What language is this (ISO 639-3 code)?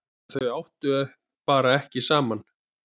isl